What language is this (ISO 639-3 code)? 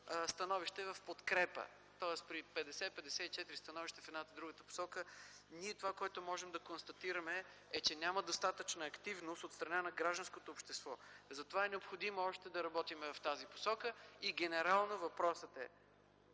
bul